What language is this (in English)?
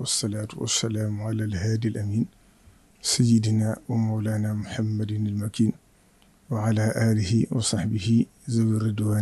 Arabic